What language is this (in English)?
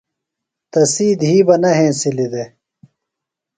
Phalura